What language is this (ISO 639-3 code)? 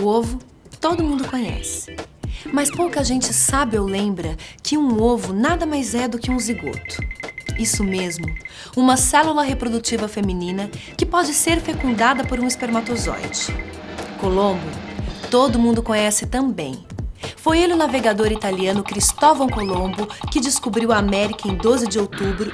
por